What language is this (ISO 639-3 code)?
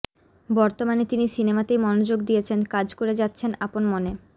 ben